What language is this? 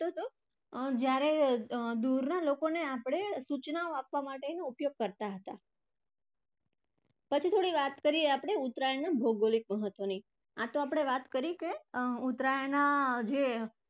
Gujarati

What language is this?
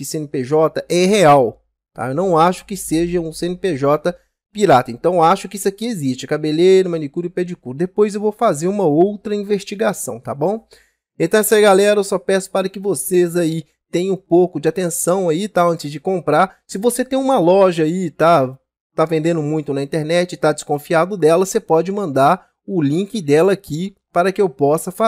Portuguese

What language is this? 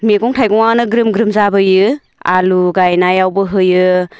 Bodo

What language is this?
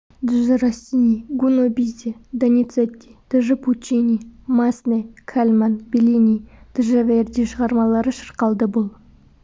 Kazakh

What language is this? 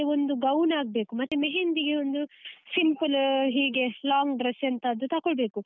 Kannada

